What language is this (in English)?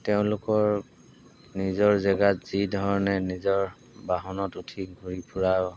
Assamese